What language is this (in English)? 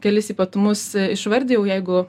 Lithuanian